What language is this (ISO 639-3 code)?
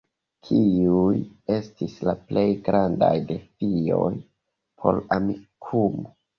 epo